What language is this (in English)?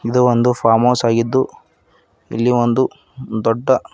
Kannada